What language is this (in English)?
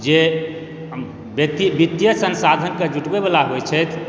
Maithili